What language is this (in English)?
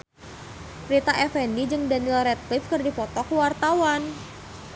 Sundanese